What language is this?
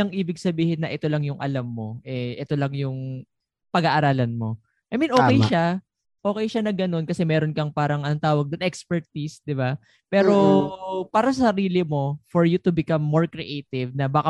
Filipino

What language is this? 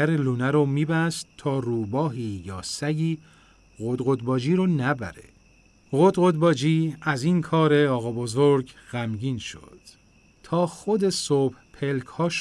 Persian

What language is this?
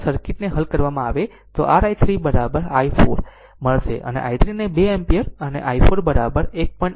Gujarati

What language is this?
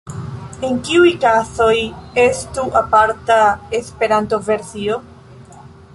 Esperanto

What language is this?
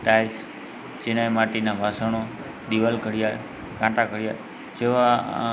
Gujarati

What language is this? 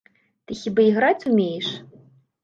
Belarusian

